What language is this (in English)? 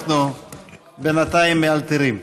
Hebrew